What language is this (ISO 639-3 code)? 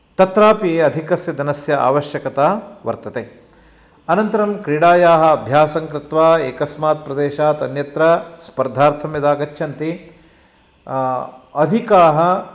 san